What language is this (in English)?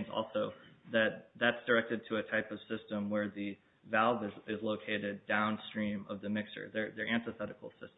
English